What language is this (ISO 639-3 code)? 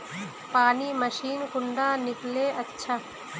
mag